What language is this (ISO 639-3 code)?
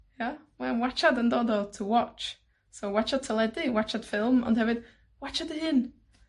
cym